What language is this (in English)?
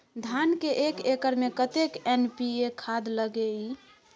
Maithili